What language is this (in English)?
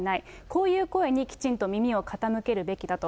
Japanese